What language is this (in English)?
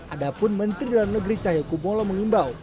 Indonesian